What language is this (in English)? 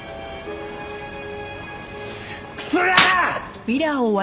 Japanese